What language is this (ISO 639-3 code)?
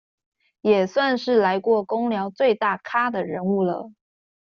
zho